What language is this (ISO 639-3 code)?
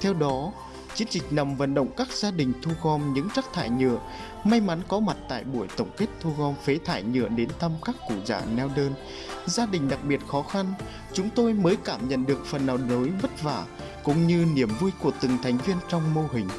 vie